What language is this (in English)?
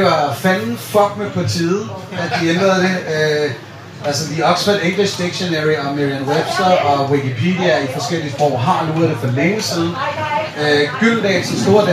Danish